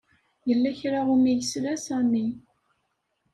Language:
Kabyle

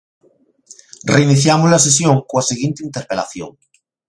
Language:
Galician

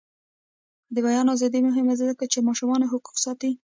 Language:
Pashto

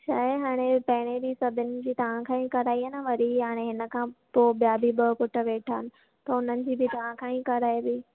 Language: Sindhi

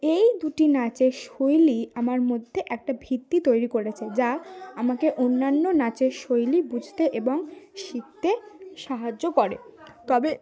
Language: Bangla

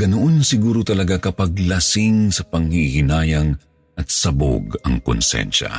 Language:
Filipino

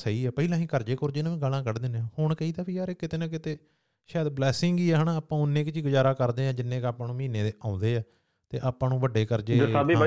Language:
Punjabi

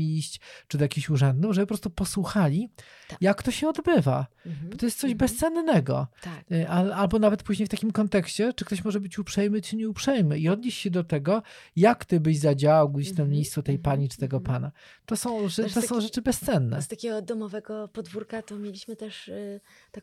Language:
Polish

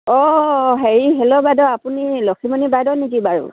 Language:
Assamese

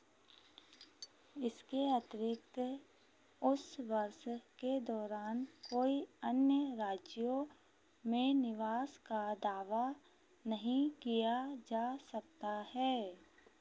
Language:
Hindi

